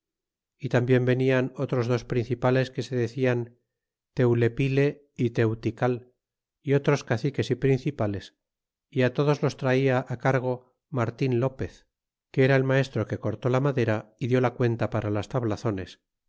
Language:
Spanish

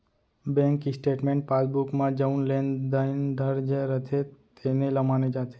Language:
Chhattisgarhi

